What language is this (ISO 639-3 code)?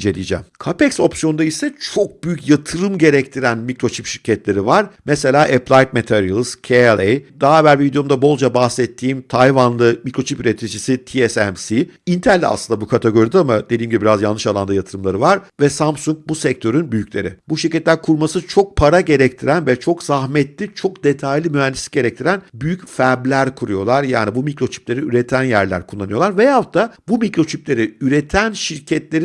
tur